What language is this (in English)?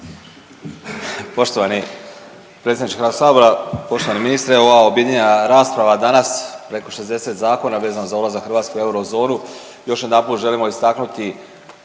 Croatian